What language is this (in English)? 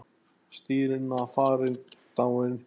Icelandic